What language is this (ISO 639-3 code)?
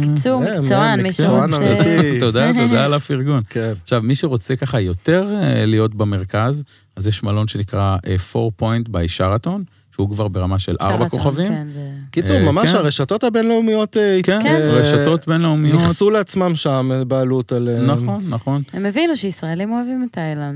heb